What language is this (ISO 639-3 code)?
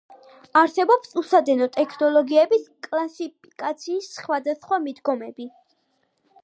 kat